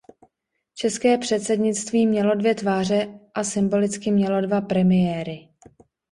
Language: Czech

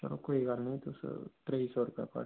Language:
Dogri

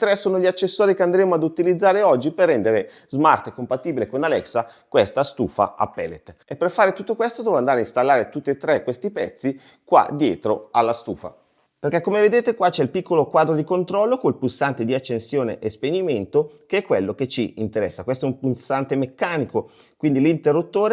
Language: Italian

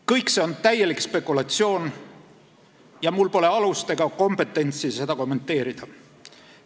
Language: Estonian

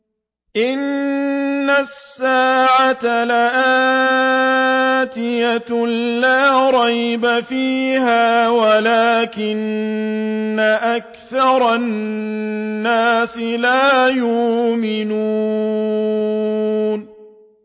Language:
Arabic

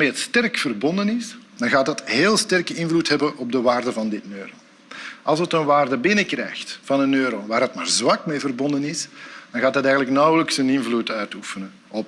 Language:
Dutch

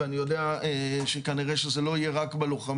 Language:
Hebrew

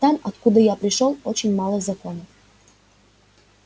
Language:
Russian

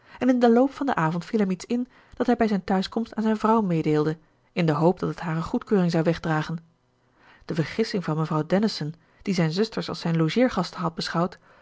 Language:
Dutch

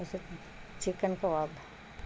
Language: Urdu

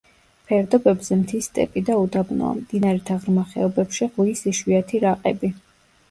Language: Georgian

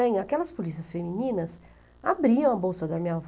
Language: Portuguese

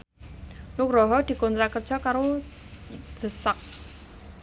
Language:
Javanese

